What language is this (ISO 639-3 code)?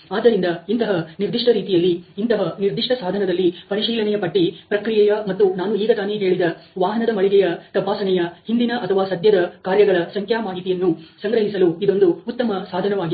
kan